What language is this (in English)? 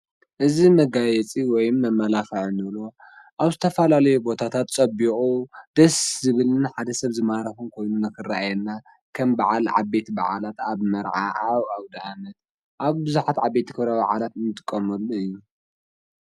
Tigrinya